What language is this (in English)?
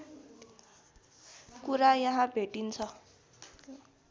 Nepali